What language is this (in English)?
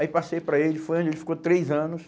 Portuguese